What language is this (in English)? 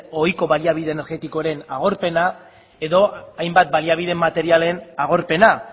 Basque